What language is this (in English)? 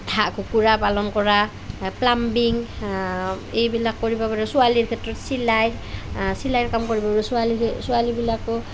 Assamese